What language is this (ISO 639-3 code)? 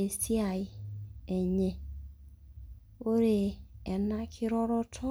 mas